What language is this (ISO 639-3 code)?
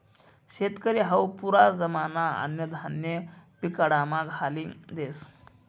mar